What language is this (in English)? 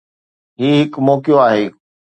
Sindhi